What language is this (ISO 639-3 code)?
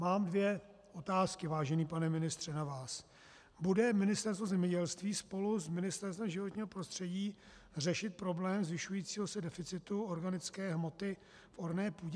ces